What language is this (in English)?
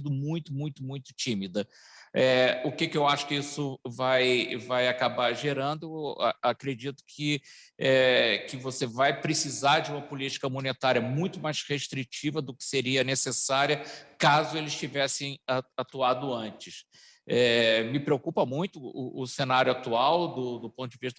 Portuguese